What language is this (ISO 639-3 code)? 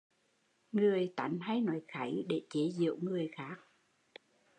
vie